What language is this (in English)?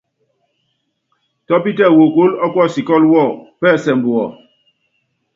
Yangben